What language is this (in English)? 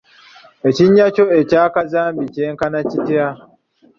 Ganda